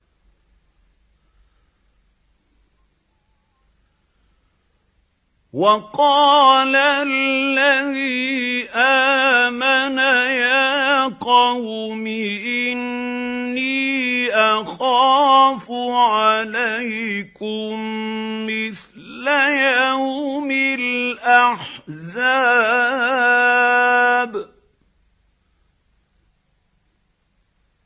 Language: Arabic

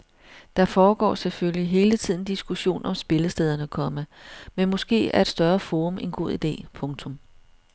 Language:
Danish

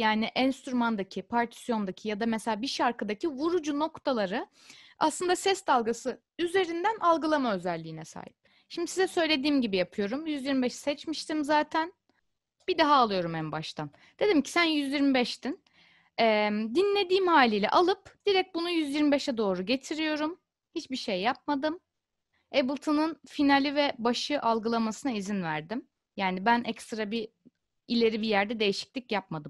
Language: Turkish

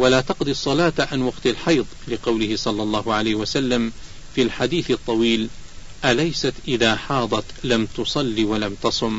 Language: Arabic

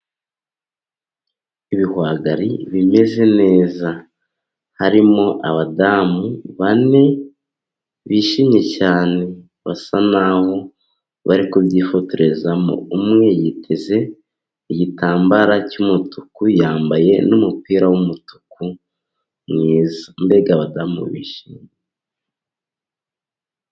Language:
Kinyarwanda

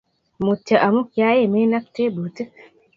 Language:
Kalenjin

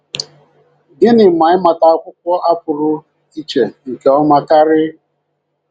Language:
Igbo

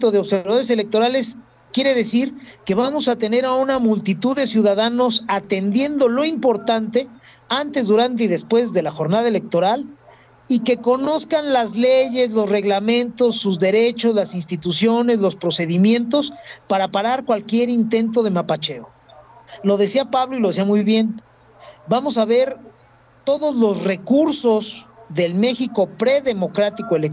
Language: Spanish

